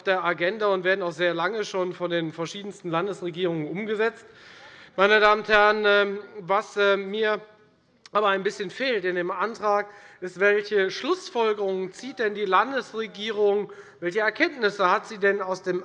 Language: German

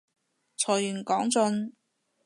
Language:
Cantonese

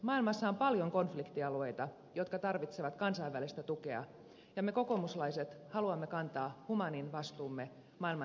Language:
Finnish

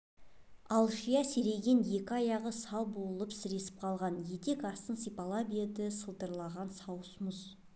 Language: Kazakh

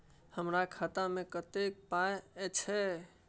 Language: Maithili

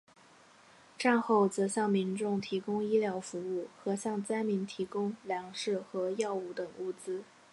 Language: Chinese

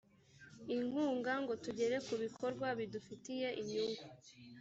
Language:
Kinyarwanda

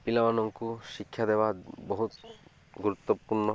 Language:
Odia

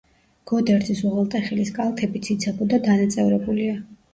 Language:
Georgian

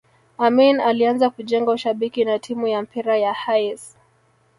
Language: Swahili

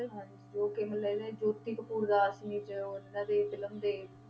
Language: Punjabi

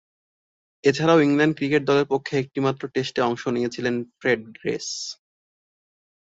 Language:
Bangla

